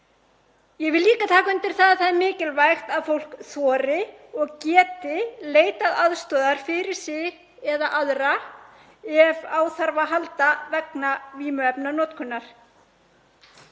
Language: Icelandic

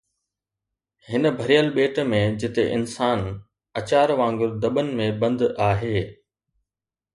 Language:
Sindhi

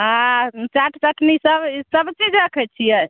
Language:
Maithili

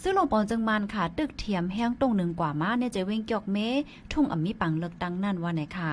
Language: Thai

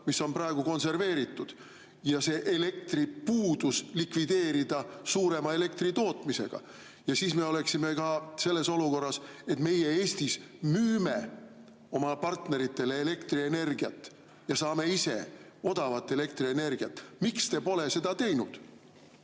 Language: Estonian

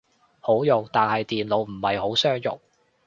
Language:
Cantonese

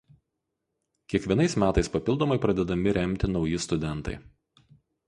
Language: Lithuanian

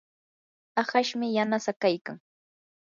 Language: Yanahuanca Pasco Quechua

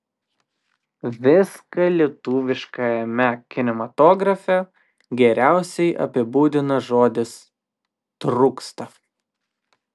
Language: Lithuanian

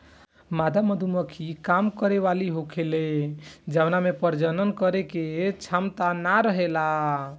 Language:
Bhojpuri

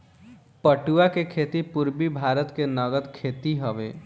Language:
Bhojpuri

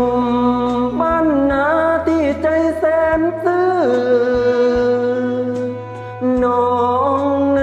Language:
Thai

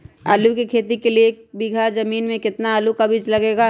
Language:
Magahi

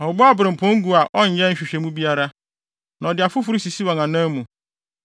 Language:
Akan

